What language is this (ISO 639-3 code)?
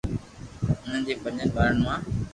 lrk